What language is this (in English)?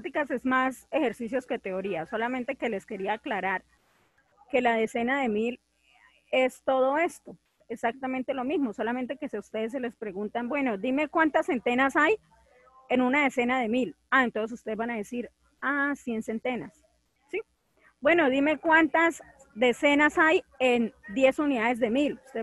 Spanish